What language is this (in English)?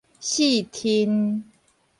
Min Nan Chinese